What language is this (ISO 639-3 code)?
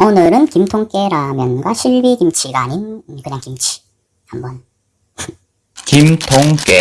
kor